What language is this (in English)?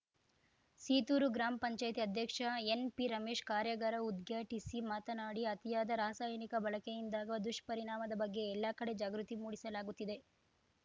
Kannada